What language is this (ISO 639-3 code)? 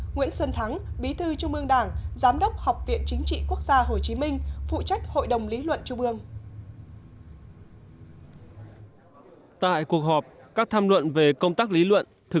vie